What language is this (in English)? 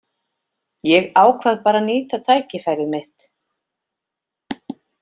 Icelandic